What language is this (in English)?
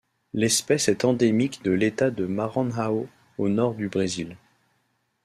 French